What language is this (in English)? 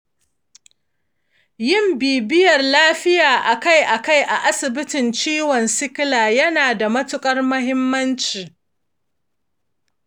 Hausa